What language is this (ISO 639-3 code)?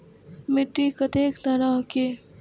mai